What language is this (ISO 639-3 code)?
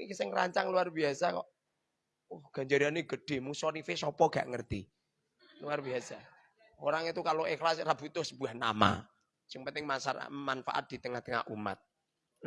ind